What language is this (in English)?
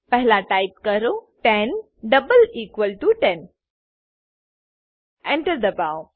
Gujarati